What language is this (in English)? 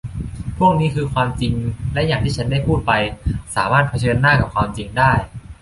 Thai